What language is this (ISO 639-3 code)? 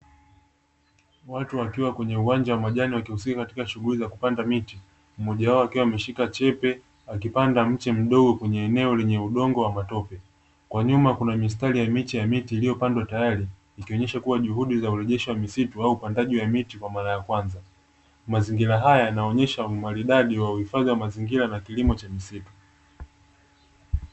swa